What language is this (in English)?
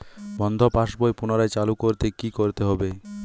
Bangla